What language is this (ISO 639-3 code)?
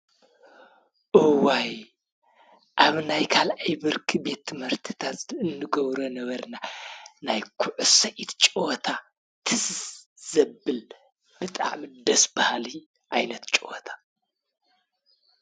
tir